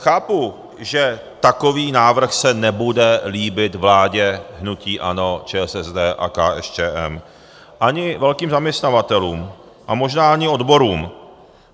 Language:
Czech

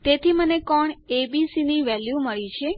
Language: Gujarati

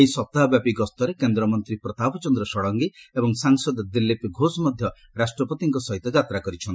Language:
Odia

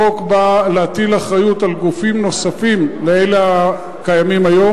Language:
Hebrew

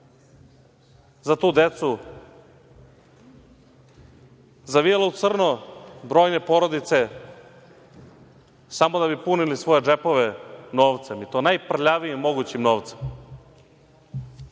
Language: Serbian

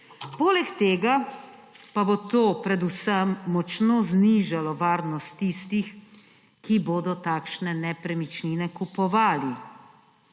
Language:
Slovenian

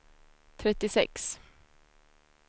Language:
Swedish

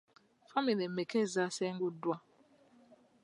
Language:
Ganda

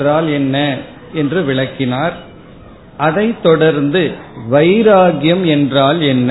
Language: Tamil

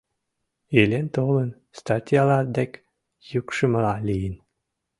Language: Mari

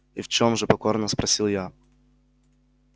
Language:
Russian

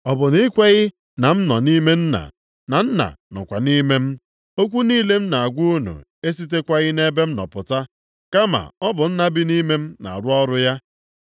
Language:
Igbo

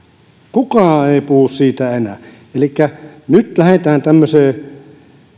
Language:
Finnish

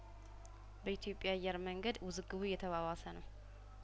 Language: Amharic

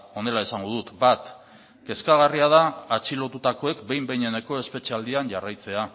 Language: Basque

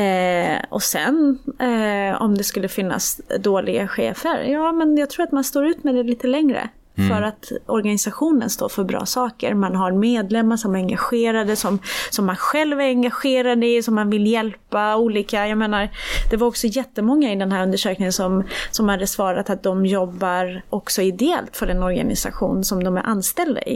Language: Swedish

